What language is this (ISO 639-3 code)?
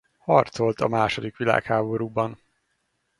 hun